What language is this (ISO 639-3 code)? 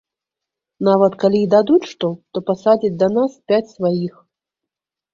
bel